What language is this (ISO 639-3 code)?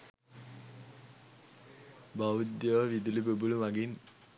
sin